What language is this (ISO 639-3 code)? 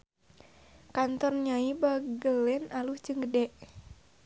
sun